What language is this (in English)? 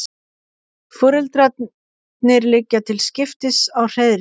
Icelandic